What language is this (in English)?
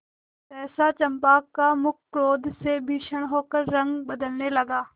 Hindi